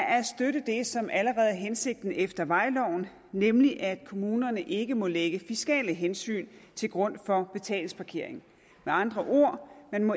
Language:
Danish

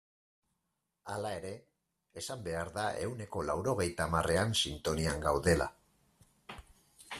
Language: Basque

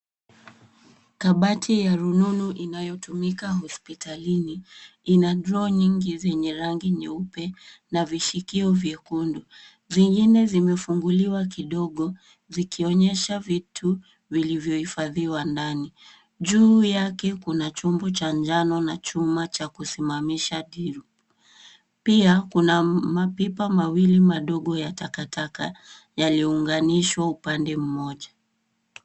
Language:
Swahili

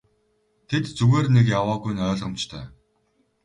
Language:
Mongolian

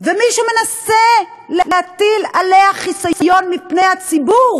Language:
Hebrew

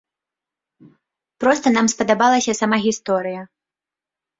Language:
Belarusian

